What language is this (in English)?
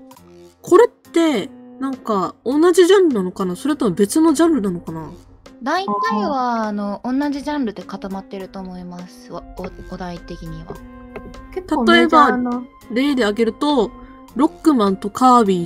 Japanese